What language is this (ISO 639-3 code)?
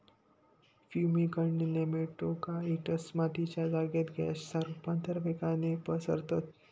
mar